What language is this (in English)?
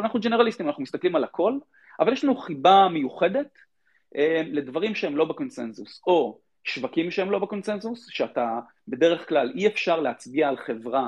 Hebrew